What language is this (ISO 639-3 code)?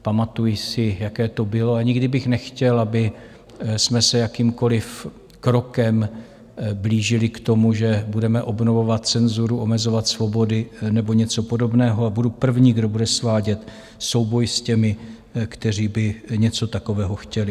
ces